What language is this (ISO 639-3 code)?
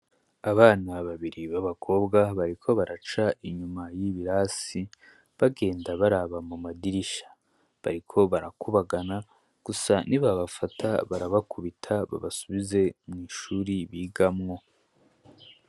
run